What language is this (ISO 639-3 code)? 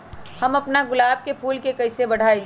mag